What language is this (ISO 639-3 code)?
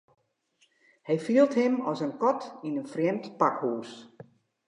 fry